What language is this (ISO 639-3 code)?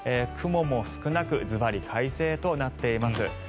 jpn